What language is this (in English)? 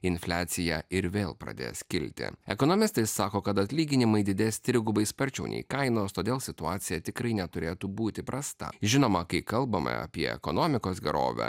Lithuanian